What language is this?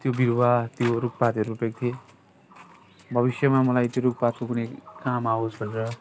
Nepali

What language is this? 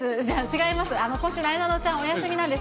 Japanese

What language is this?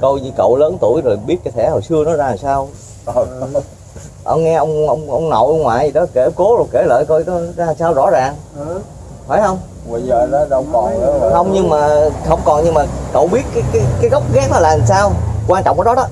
Vietnamese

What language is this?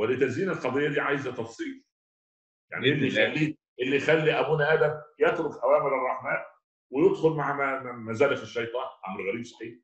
Arabic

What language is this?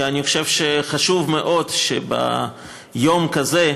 Hebrew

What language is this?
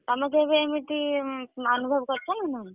Odia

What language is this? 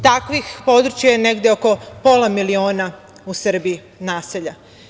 Serbian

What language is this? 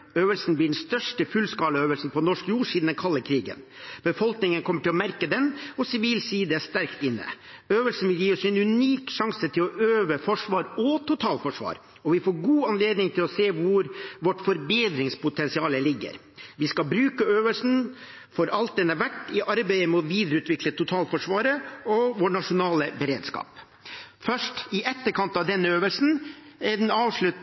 Norwegian Bokmål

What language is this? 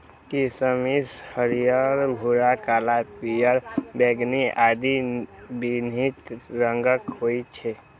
Maithili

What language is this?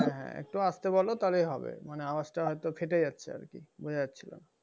Bangla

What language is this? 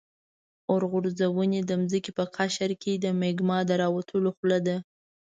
Pashto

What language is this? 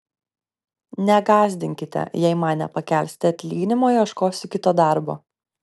Lithuanian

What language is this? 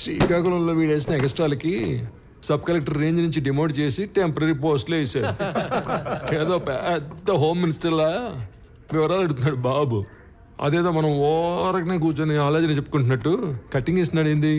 Telugu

